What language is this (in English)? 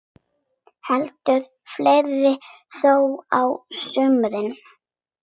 Icelandic